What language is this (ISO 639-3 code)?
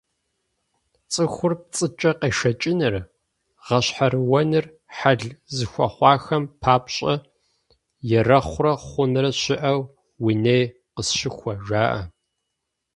kbd